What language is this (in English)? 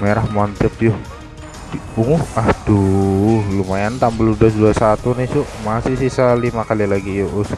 Indonesian